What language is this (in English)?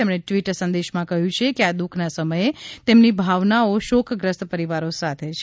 Gujarati